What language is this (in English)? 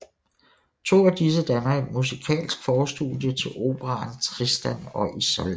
Danish